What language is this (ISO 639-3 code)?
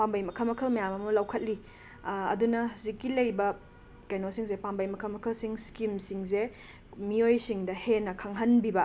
mni